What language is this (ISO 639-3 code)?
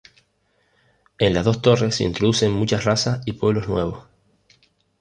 spa